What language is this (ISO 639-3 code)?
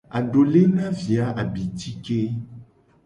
gej